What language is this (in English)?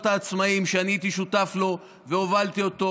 Hebrew